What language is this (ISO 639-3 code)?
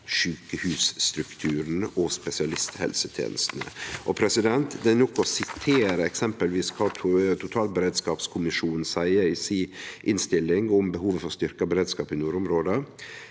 nor